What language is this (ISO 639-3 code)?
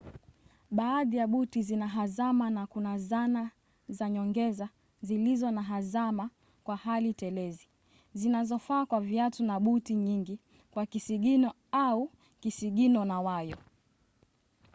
swa